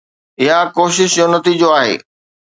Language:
Sindhi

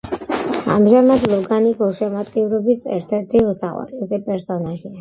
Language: Georgian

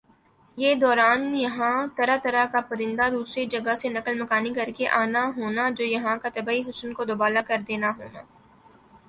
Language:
Urdu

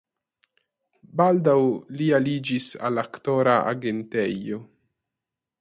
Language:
Esperanto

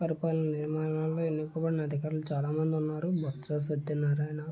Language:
Telugu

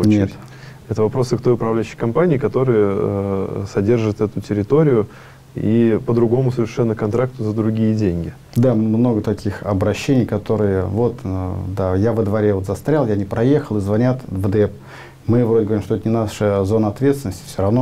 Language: Russian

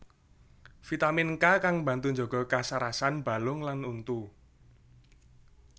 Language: Javanese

